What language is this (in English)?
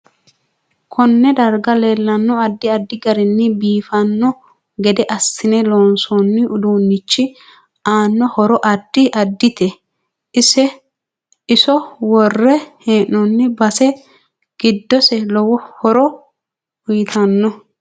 Sidamo